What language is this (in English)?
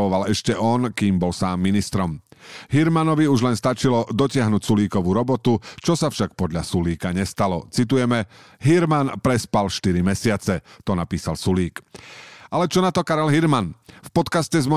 Slovak